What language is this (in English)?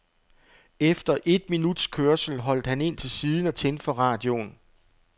Danish